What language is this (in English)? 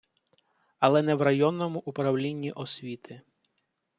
Ukrainian